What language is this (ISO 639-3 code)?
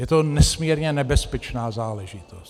ces